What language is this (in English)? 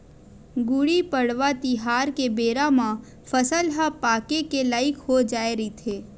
Chhattisgarhi